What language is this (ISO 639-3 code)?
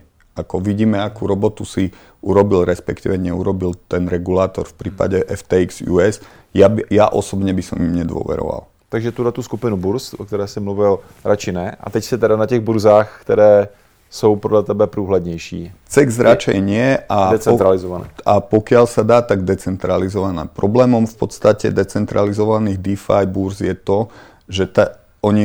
ces